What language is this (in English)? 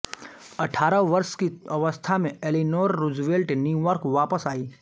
Hindi